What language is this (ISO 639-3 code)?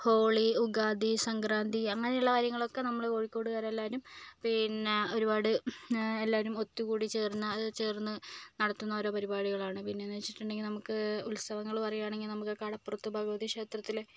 mal